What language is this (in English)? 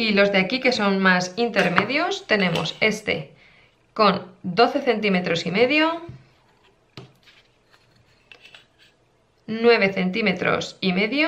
Spanish